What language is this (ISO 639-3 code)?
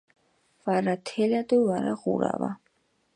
xmf